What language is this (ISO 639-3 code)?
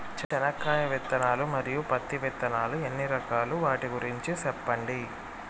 tel